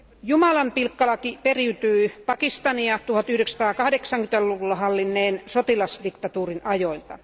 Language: Finnish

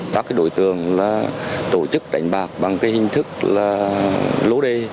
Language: Vietnamese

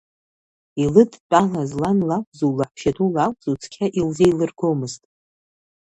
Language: Abkhazian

